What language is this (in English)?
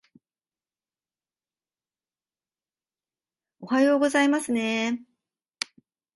Japanese